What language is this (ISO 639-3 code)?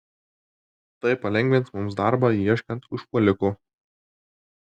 lit